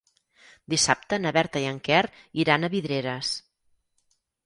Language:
Catalan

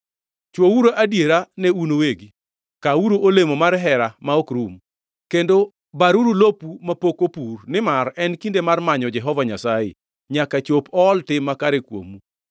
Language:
Luo (Kenya and Tanzania)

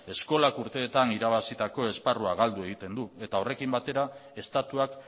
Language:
Basque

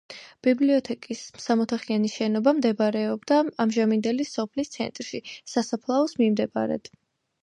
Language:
Georgian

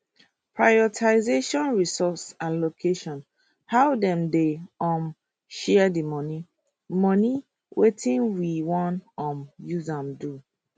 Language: Nigerian Pidgin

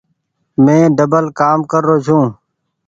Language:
Goaria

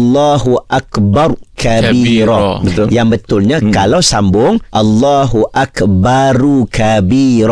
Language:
Malay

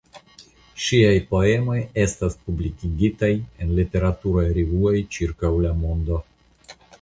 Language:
Esperanto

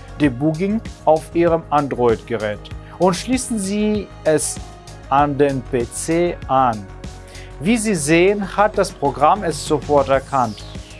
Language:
German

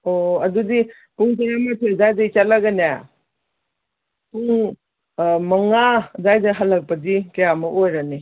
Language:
Manipuri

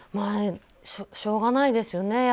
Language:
Japanese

